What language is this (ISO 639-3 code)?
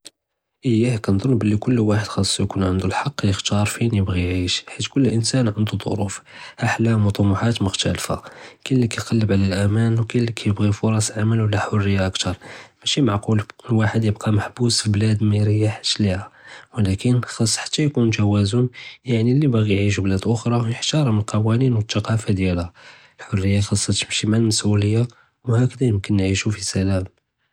jrb